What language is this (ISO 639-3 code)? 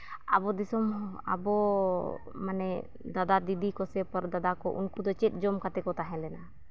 sat